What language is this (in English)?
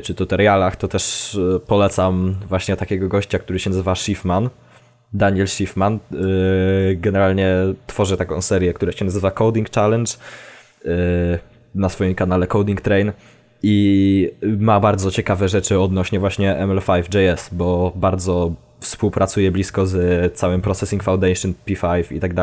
Polish